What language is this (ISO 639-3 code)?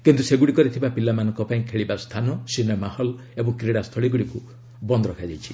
ori